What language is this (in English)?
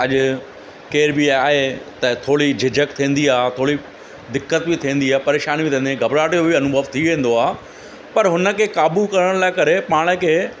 Sindhi